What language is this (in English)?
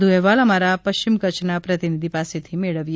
Gujarati